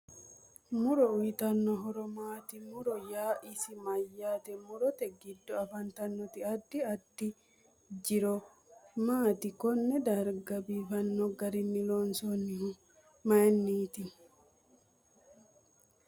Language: Sidamo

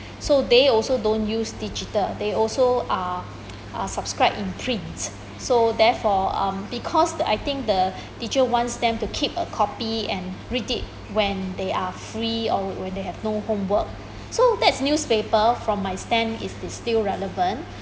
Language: English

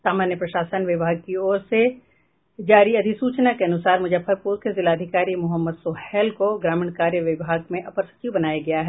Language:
Hindi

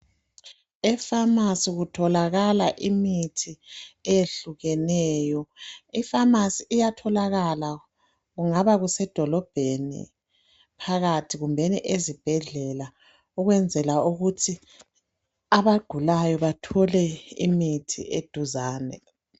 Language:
North Ndebele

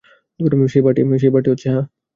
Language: Bangla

